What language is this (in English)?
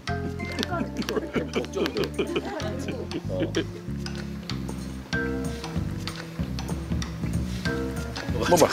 Korean